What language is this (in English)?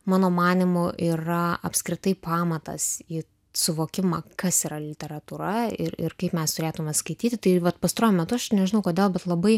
Lithuanian